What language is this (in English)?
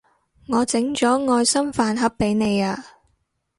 Cantonese